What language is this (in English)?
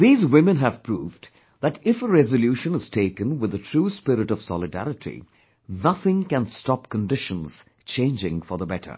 English